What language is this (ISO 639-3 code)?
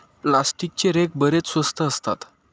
mar